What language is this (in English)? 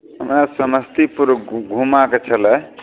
Maithili